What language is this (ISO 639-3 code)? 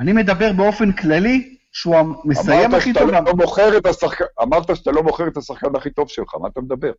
heb